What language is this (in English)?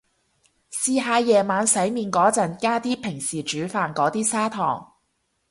Cantonese